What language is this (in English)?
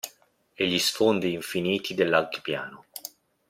Italian